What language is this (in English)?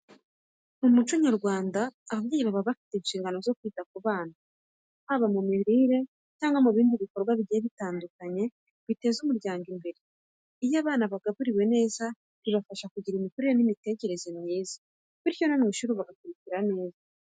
Kinyarwanda